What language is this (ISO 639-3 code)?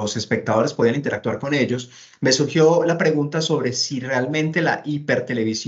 spa